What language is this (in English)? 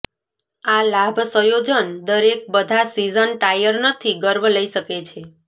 Gujarati